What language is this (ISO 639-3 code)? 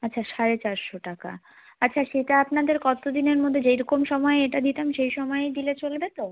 ben